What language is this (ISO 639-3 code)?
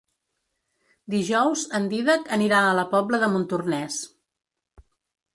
cat